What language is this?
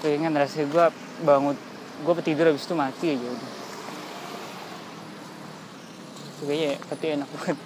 Indonesian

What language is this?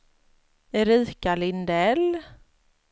Swedish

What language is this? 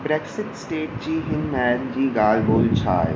Sindhi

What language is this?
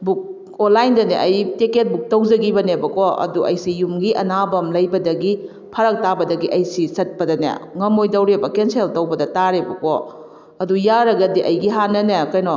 Manipuri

